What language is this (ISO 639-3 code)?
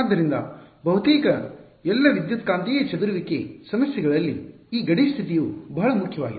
kan